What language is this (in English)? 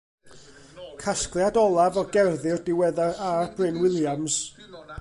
Welsh